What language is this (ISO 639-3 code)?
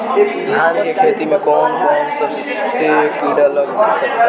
bho